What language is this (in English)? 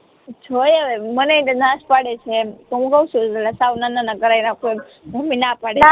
Gujarati